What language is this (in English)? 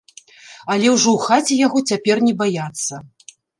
Belarusian